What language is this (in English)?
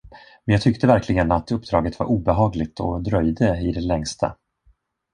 Swedish